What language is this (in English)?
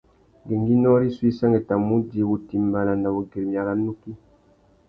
Tuki